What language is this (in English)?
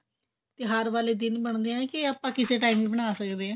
Punjabi